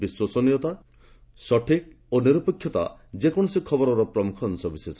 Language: Odia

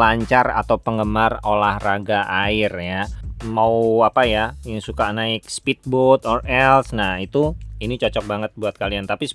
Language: Indonesian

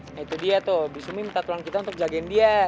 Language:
Indonesian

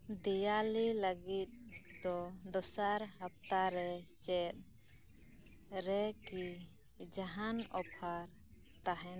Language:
Santali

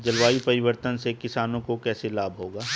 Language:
Hindi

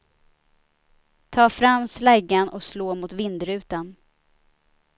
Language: Swedish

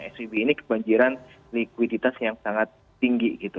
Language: Indonesian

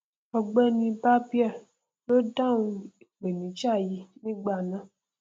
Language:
Yoruba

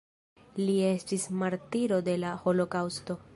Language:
Esperanto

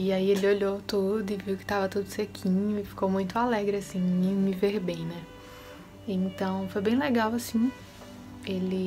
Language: Portuguese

